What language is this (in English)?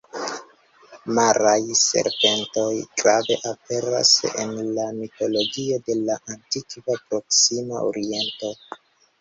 Esperanto